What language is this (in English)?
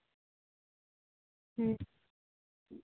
Santali